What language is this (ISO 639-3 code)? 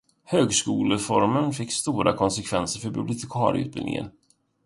swe